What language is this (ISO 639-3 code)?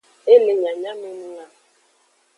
ajg